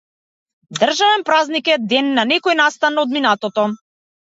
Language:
Macedonian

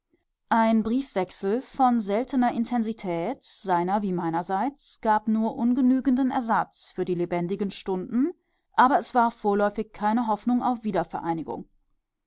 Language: German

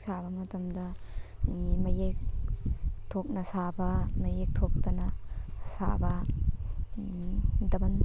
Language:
Manipuri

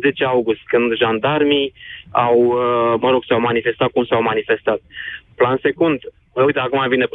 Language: Romanian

